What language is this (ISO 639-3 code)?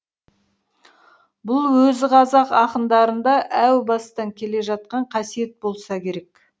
kaz